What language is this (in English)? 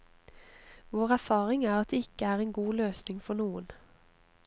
Norwegian